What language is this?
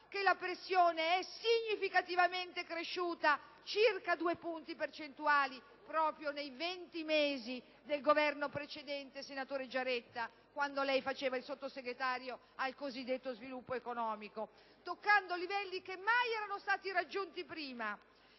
Italian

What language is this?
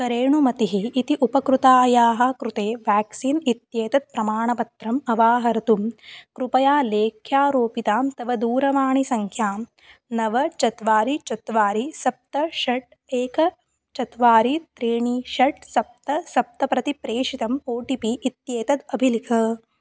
Sanskrit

